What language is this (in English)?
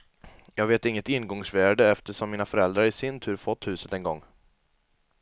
Swedish